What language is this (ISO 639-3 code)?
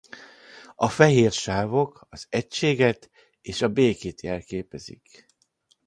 hun